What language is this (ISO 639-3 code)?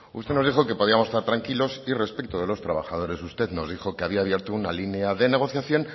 spa